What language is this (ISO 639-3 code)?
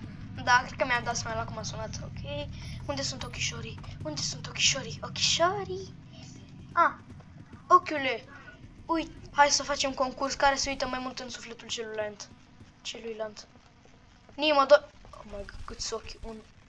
ron